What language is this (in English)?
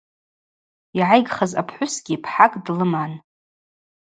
Abaza